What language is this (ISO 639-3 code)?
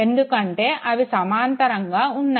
tel